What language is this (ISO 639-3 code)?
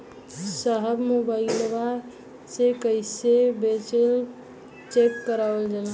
bho